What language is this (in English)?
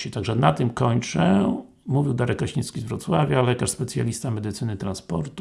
Polish